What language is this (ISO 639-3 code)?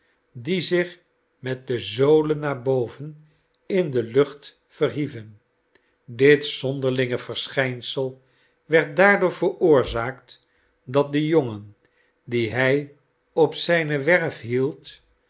nld